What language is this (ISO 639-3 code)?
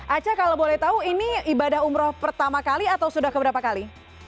ind